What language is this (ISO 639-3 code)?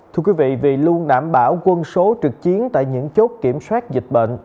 vie